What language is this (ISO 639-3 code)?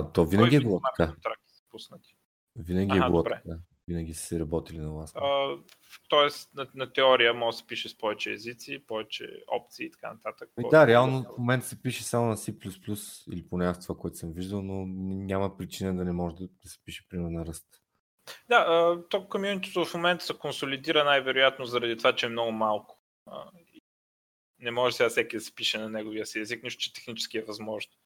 bul